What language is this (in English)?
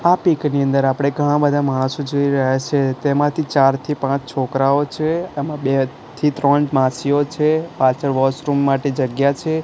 Gujarati